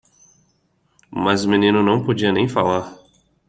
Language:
Portuguese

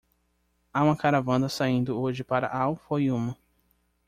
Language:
Portuguese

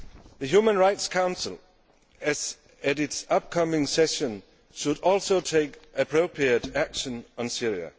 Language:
English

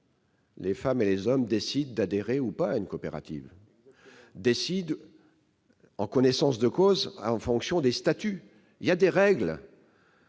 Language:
French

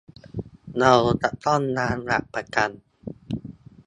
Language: Thai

